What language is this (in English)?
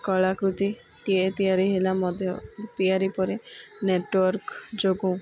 Odia